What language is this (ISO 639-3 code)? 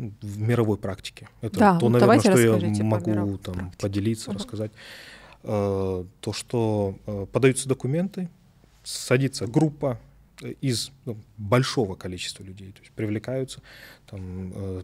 rus